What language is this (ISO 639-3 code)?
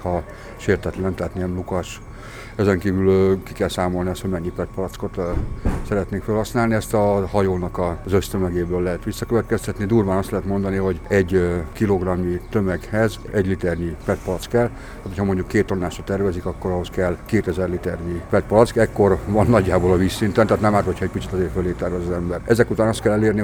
hun